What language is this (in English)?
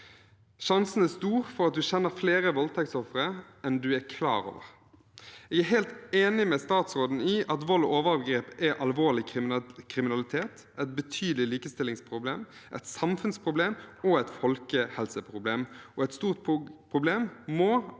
Norwegian